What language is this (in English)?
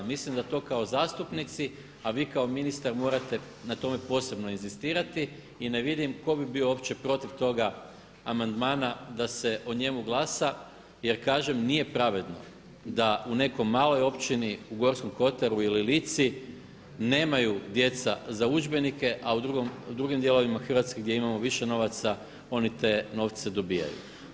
Croatian